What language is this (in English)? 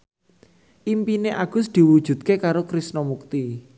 Javanese